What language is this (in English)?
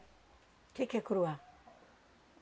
Portuguese